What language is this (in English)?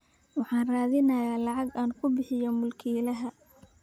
Somali